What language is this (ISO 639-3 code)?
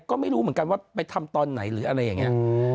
tha